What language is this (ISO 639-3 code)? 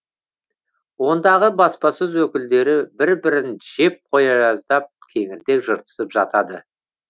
kaz